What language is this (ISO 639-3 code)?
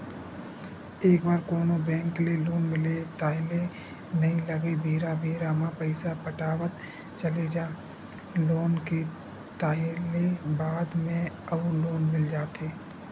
hne